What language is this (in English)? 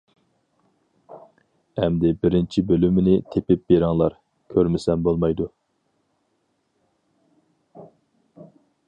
Uyghur